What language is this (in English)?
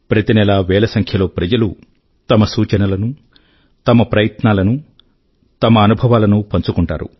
Telugu